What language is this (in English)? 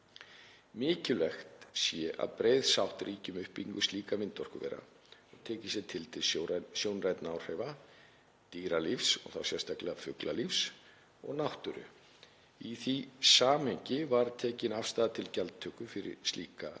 Icelandic